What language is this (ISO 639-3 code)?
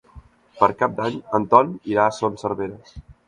cat